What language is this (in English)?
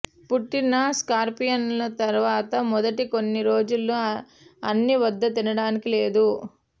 Telugu